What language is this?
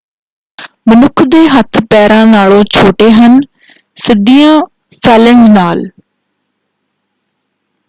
Punjabi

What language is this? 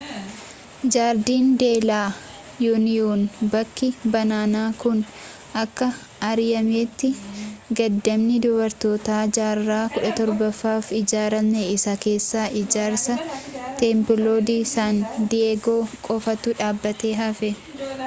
Oromo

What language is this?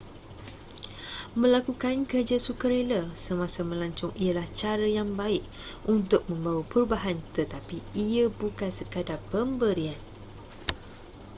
Malay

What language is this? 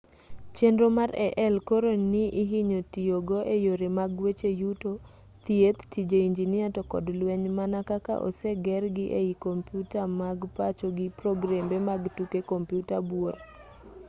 Luo (Kenya and Tanzania)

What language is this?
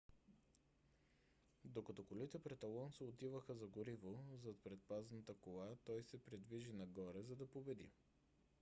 Bulgarian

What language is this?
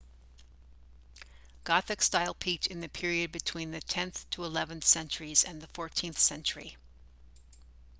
English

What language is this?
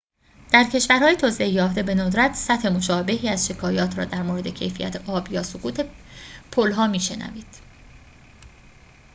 Persian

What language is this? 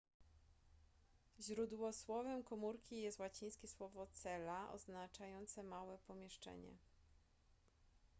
Polish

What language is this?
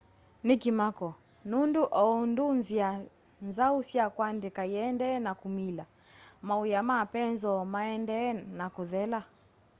Kamba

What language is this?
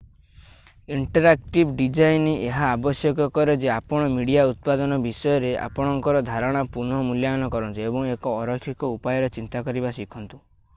Odia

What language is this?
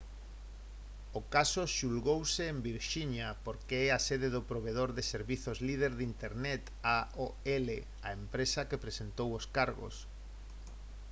Galician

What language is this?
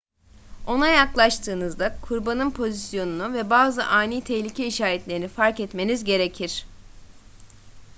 Turkish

